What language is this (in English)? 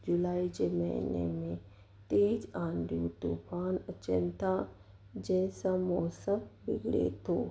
Sindhi